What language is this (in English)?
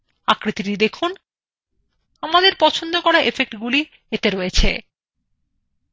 Bangla